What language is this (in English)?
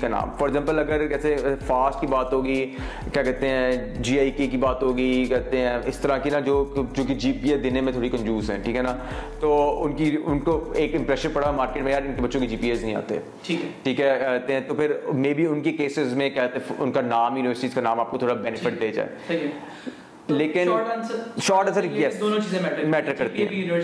Urdu